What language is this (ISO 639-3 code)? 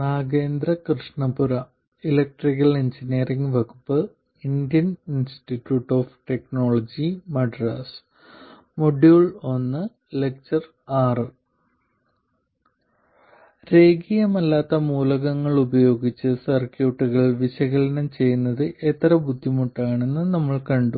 mal